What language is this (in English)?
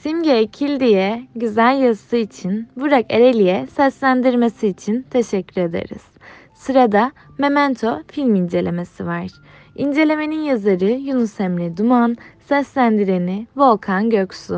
Turkish